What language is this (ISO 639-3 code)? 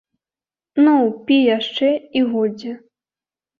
bel